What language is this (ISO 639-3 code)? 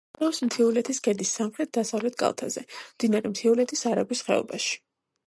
kat